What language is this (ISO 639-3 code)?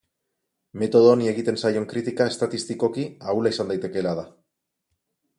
eus